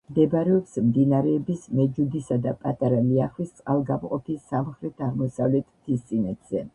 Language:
Georgian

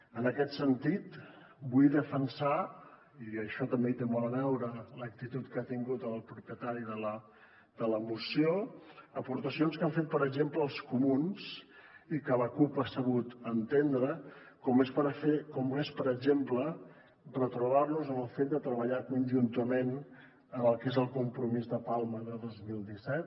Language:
Catalan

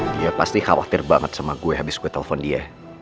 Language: Indonesian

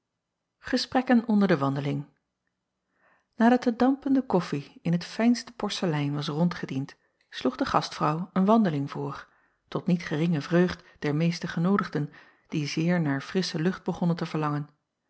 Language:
Dutch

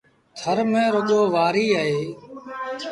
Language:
Sindhi Bhil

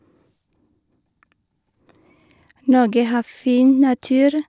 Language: Norwegian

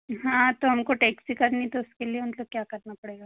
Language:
Hindi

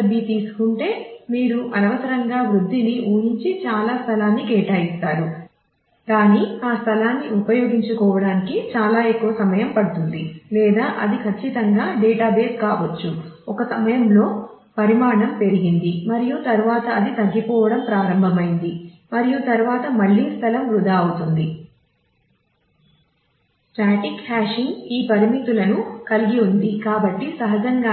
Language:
Telugu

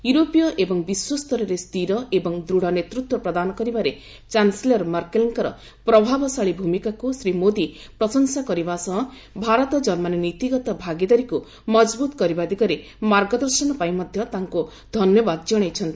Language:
Odia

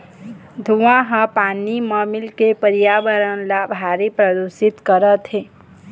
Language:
Chhattisgarhi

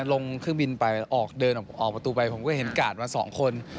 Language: Thai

